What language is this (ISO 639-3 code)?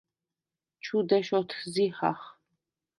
sva